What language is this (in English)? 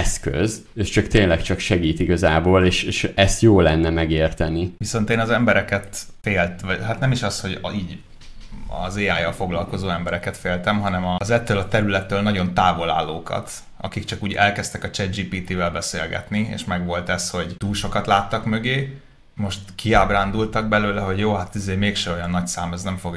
Hungarian